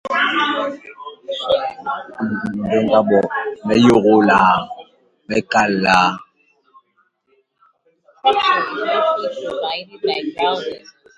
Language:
Basaa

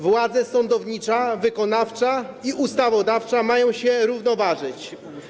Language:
Polish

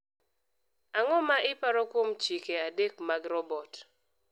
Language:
Luo (Kenya and Tanzania)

